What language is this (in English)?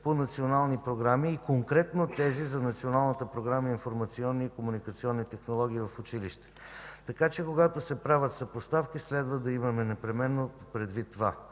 Bulgarian